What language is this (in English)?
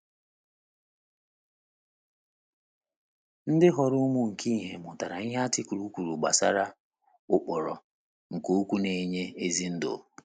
Igbo